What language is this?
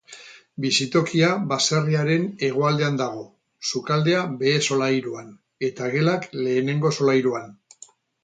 Basque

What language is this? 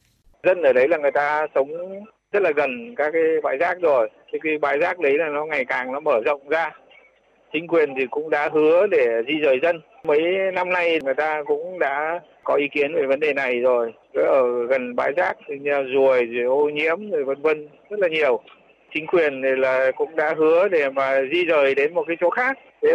Vietnamese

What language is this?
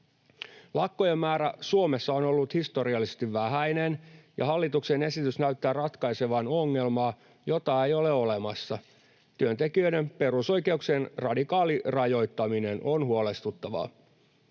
Finnish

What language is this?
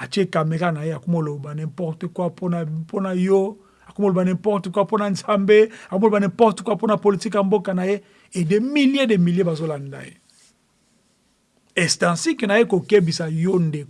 French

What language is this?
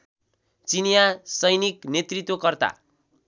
Nepali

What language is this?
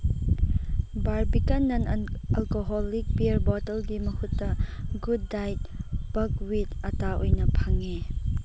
Manipuri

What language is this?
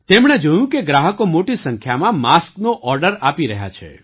Gujarati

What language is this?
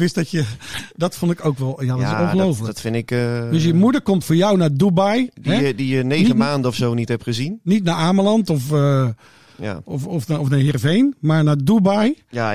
Dutch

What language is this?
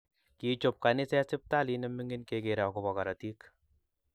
Kalenjin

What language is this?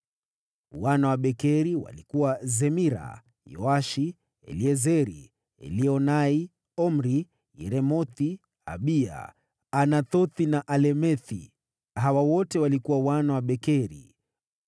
Swahili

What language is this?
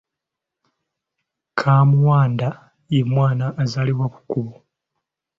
Ganda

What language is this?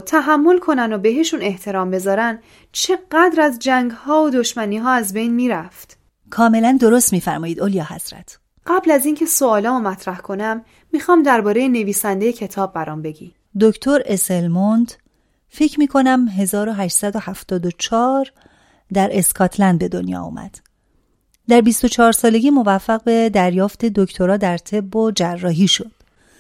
Persian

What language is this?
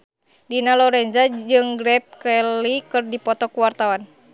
Sundanese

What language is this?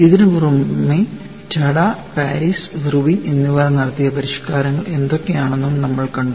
Malayalam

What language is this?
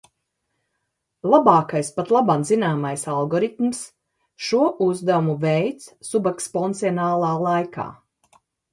Latvian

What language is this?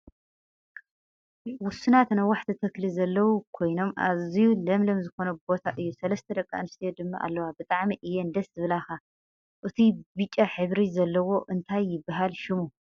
Tigrinya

